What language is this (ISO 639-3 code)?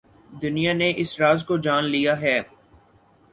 urd